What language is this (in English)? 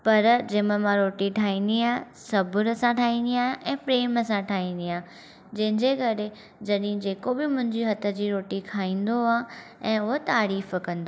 Sindhi